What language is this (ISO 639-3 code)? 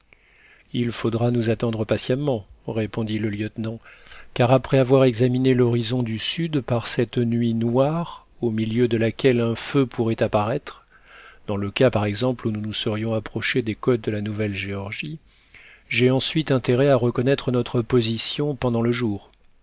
fra